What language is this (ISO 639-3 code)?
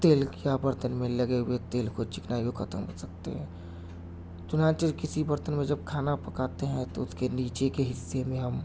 urd